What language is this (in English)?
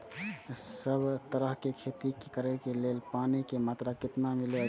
Maithili